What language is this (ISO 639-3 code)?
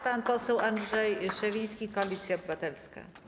pol